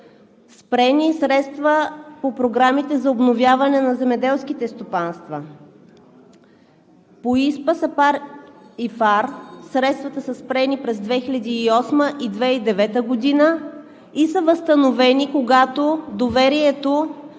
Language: Bulgarian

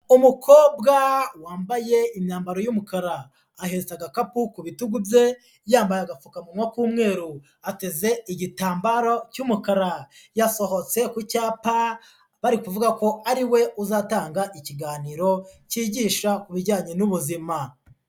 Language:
Kinyarwanda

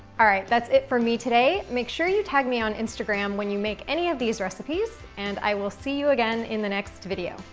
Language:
English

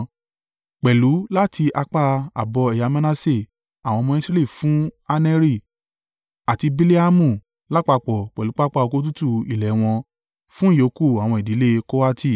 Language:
Yoruba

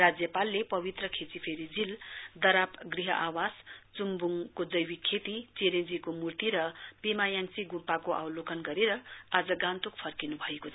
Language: Nepali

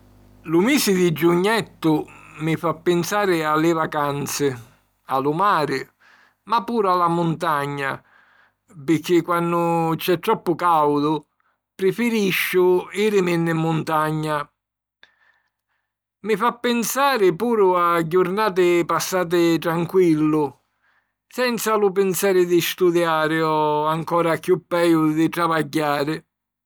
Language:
Sicilian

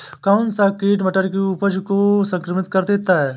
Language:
Hindi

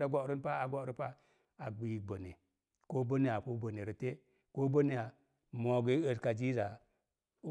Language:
Mom Jango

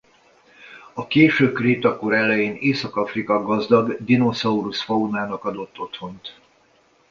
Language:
Hungarian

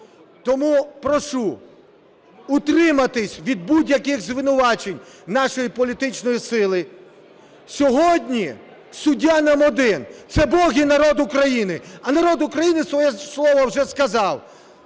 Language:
Ukrainian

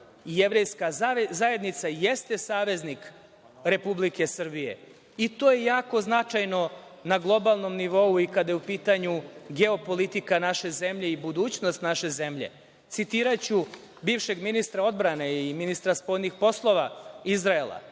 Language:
Serbian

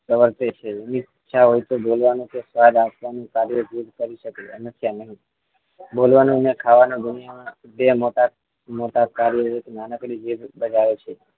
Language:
Gujarati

